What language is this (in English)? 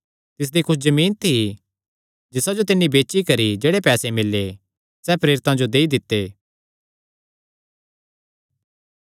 Kangri